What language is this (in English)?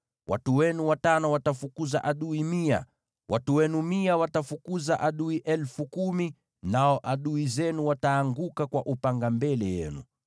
Swahili